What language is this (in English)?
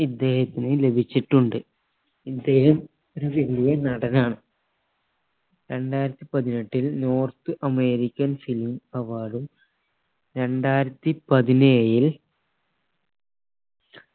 Malayalam